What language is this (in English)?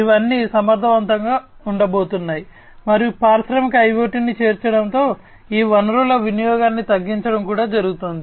Telugu